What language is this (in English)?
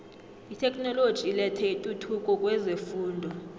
South Ndebele